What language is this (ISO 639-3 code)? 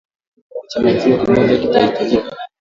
swa